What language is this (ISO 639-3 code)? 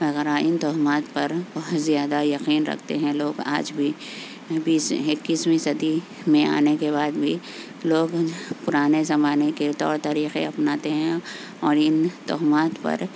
urd